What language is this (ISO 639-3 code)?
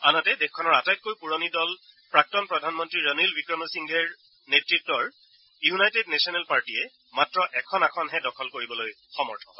asm